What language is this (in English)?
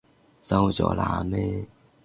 Cantonese